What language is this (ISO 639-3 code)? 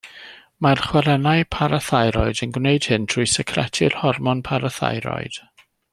cym